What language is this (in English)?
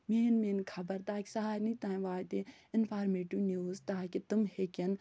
Kashmiri